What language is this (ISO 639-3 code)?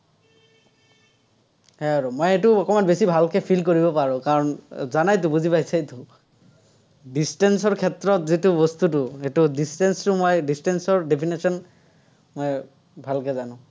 asm